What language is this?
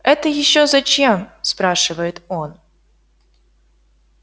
Russian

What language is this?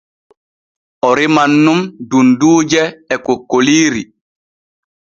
Borgu Fulfulde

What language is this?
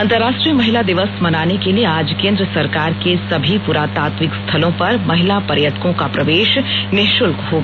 Hindi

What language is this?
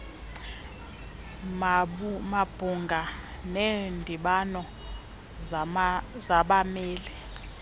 Xhosa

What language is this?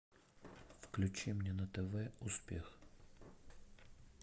Russian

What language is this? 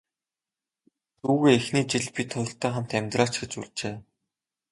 Mongolian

